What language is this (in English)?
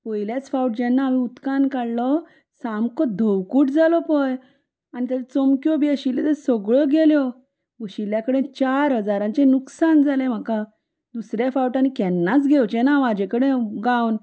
Konkani